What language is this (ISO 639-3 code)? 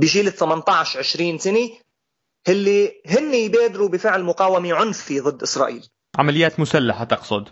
ara